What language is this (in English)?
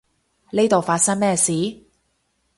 Cantonese